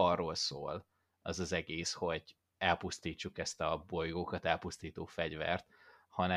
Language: Hungarian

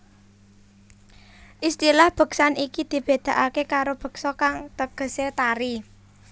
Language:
Javanese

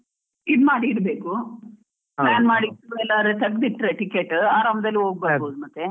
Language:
Kannada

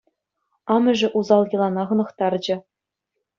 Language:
Chuvash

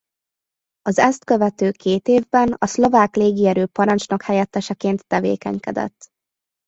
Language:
Hungarian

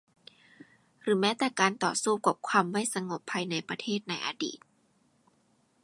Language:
Thai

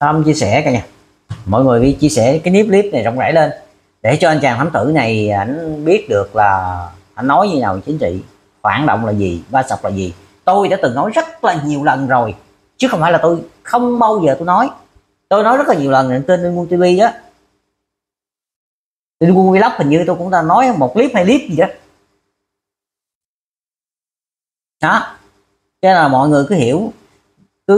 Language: Vietnamese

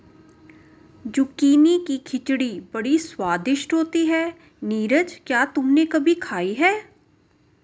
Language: Hindi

